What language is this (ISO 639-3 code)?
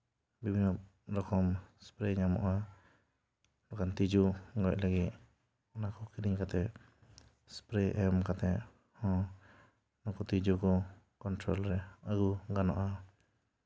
sat